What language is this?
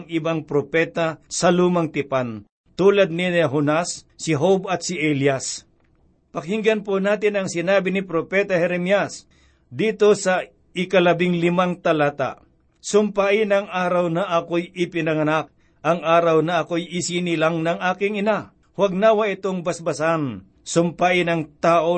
Filipino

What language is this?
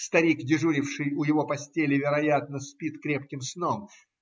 Russian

